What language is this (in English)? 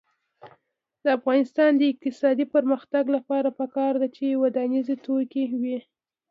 Pashto